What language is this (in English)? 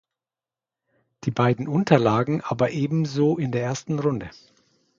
German